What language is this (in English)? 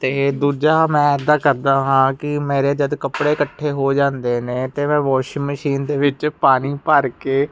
Punjabi